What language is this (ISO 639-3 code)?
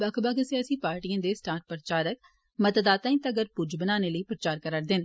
doi